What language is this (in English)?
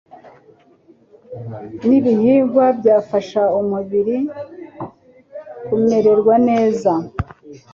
Kinyarwanda